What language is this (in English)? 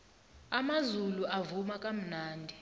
South Ndebele